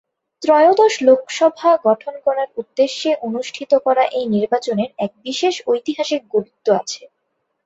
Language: Bangla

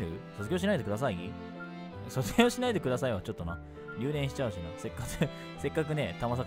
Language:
Japanese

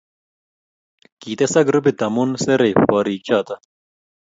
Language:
Kalenjin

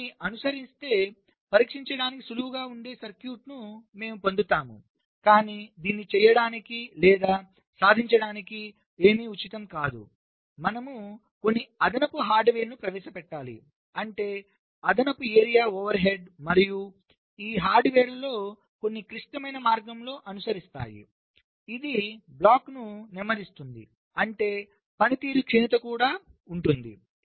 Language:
Telugu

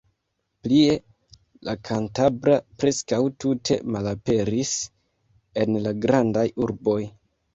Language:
Esperanto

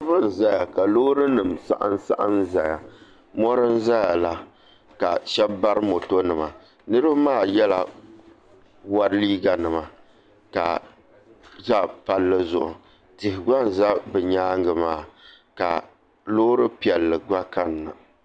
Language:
Dagbani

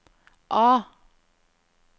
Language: Norwegian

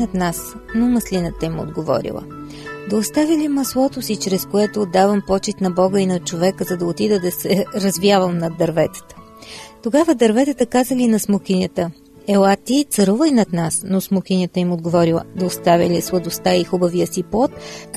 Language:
Bulgarian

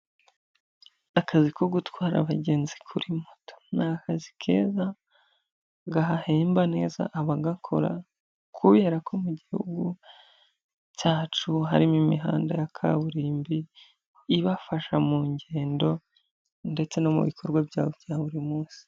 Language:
Kinyarwanda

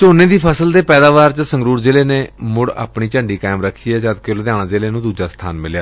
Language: Punjabi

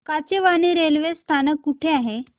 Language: Marathi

